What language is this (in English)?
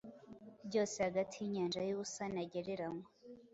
Kinyarwanda